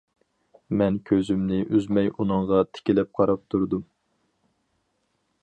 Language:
Uyghur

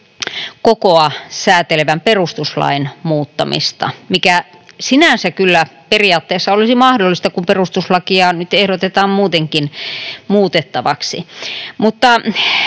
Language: Finnish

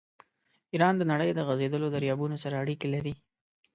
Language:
Pashto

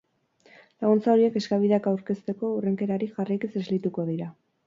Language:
Basque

